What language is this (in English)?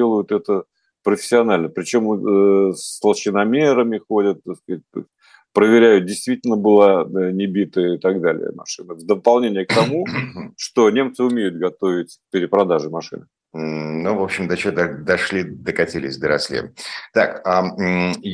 Russian